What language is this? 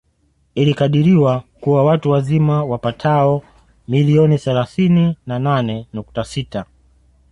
Swahili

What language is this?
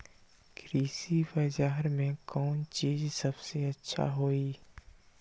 Magahi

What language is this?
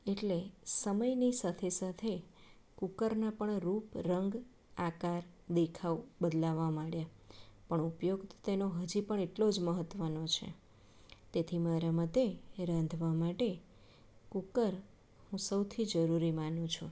Gujarati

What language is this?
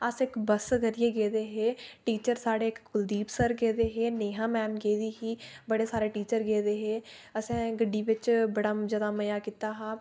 Dogri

